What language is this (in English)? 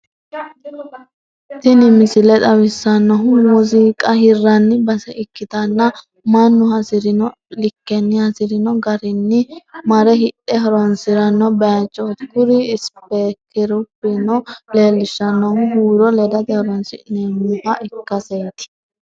Sidamo